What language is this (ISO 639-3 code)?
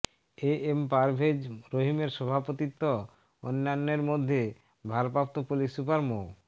ben